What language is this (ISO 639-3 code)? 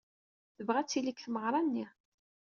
kab